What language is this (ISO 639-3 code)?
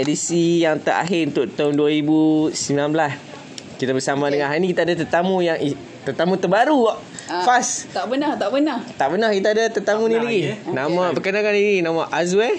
msa